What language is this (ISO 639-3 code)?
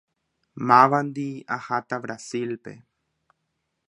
grn